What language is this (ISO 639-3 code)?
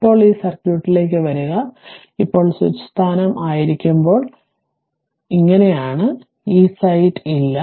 mal